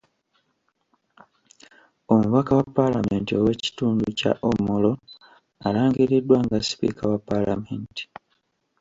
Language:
Ganda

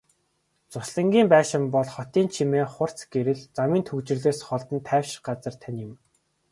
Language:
Mongolian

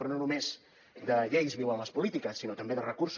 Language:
Catalan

